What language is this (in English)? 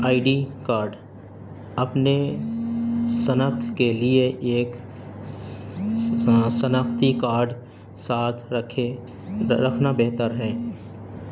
Urdu